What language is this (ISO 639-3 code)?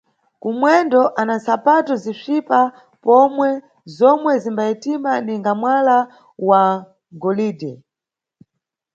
nyu